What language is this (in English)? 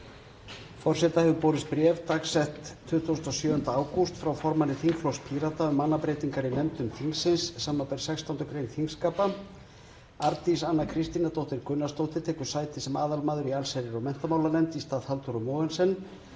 Icelandic